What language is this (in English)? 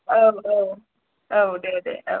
Bodo